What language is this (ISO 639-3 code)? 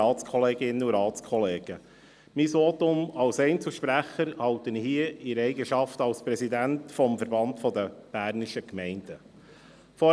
gsw